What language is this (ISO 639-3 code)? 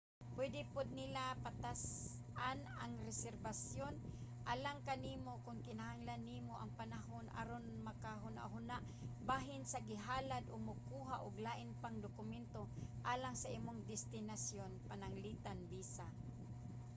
ceb